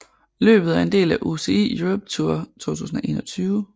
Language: Danish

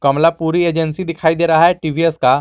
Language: Hindi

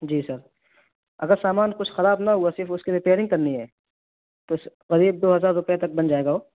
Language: Urdu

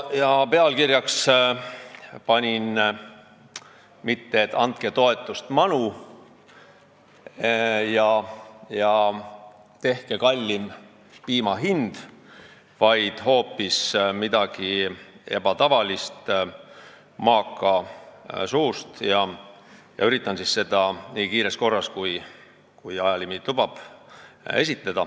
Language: Estonian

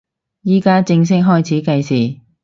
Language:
Cantonese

